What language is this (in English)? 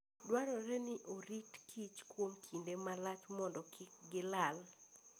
Luo (Kenya and Tanzania)